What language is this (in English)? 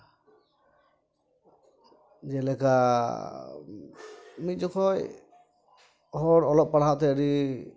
Santali